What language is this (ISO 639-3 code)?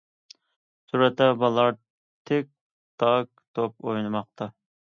uig